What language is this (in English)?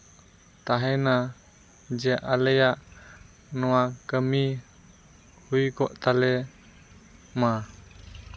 Santali